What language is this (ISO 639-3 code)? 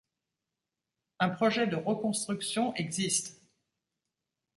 fra